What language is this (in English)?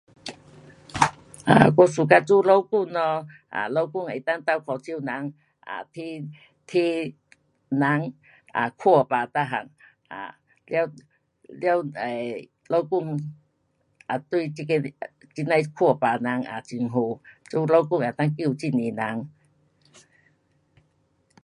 Pu-Xian Chinese